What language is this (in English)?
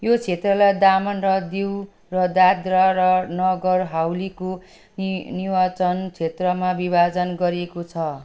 Nepali